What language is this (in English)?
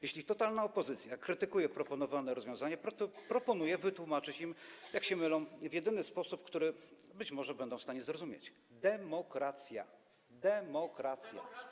Polish